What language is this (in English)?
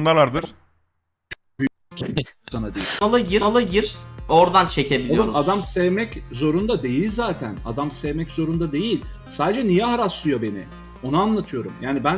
Turkish